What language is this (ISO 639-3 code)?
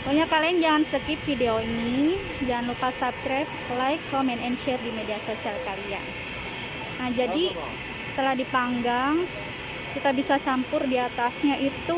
ind